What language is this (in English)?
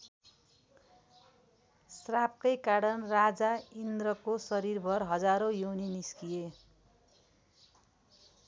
Nepali